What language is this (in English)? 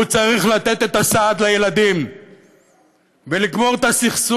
Hebrew